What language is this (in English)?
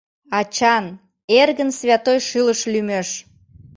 Mari